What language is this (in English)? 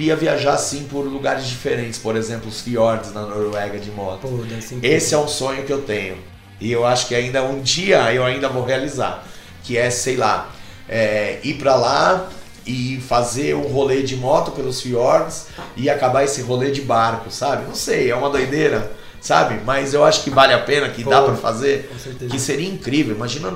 Portuguese